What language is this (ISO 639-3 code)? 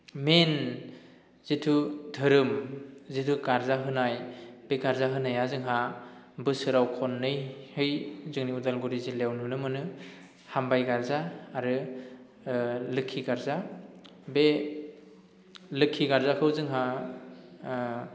brx